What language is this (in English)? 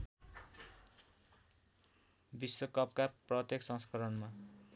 Nepali